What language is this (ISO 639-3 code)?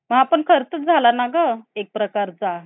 mar